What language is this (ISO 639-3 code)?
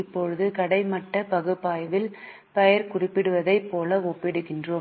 tam